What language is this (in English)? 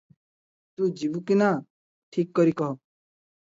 Odia